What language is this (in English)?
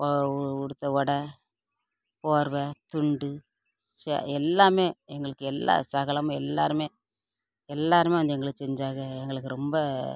Tamil